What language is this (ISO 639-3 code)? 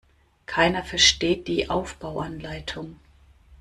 deu